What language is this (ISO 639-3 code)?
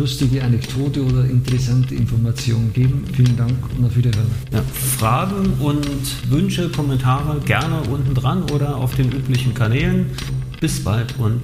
deu